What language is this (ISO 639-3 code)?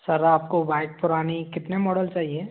hin